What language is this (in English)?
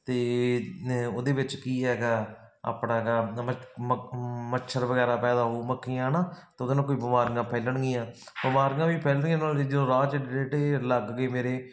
Punjabi